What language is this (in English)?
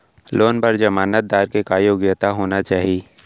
Chhattisgarhi